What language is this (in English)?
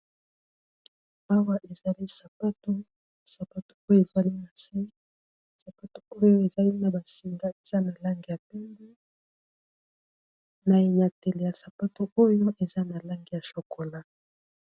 Lingala